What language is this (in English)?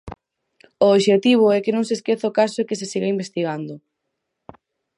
Galician